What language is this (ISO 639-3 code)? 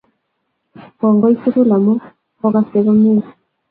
kln